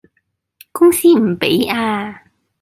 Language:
Cantonese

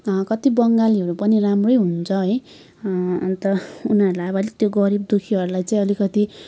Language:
Nepali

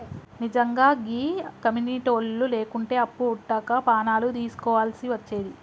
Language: Telugu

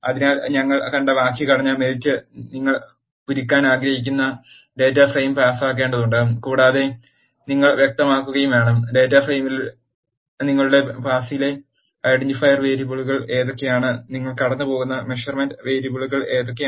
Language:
Malayalam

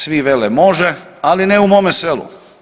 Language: Croatian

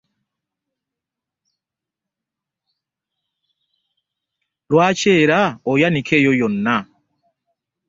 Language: Ganda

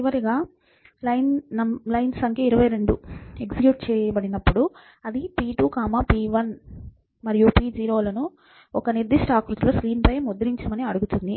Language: Telugu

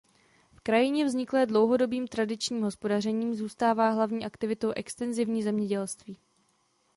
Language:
Czech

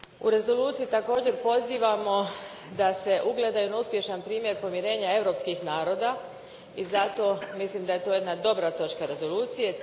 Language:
Croatian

